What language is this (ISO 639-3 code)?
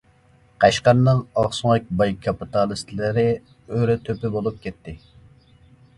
uig